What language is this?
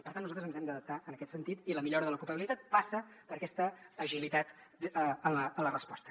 Catalan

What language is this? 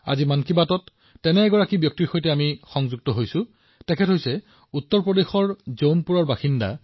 Assamese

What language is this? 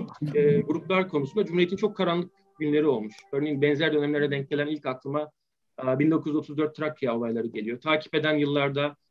Turkish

